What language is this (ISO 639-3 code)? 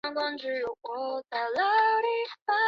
zho